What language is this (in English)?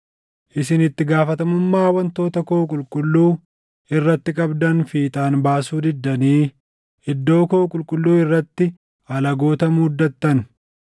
Oromo